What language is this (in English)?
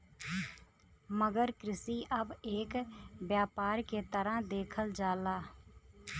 Bhojpuri